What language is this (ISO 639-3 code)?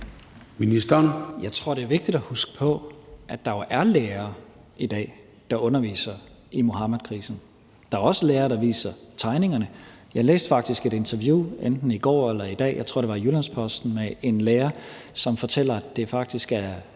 dan